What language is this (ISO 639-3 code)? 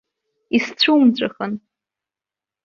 abk